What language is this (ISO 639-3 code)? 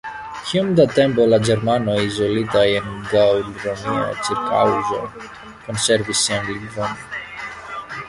epo